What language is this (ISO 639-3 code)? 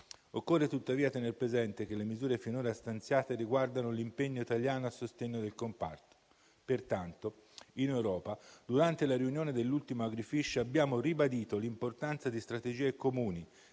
ita